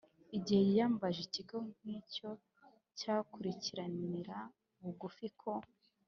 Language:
Kinyarwanda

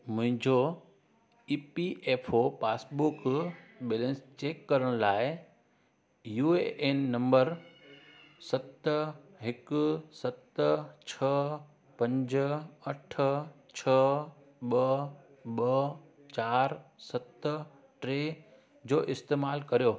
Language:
Sindhi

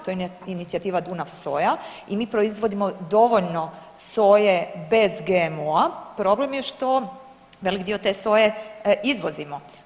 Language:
Croatian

